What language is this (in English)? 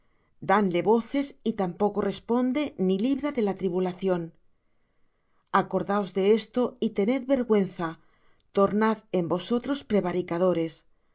Spanish